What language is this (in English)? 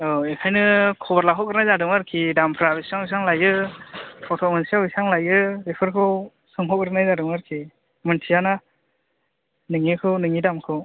Bodo